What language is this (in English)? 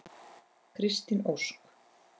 Icelandic